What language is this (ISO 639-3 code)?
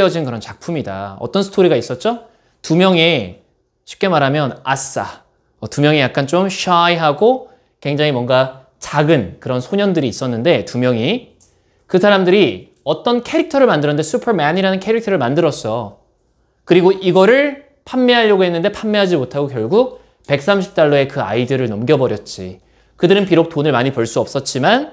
kor